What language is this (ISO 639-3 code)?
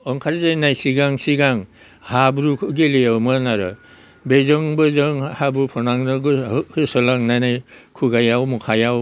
brx